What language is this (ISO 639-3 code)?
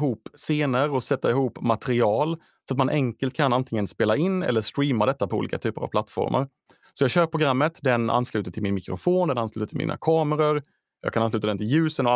swe